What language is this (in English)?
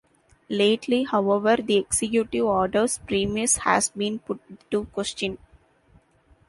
English